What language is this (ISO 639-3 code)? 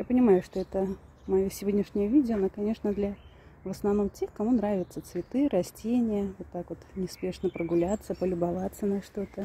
rus